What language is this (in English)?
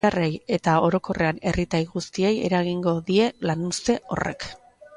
Basque